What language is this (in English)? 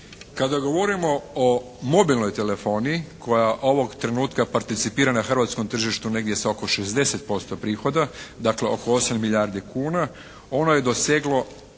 Croatian